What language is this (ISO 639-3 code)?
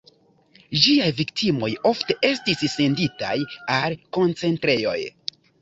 epo